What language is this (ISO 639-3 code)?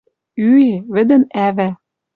mrj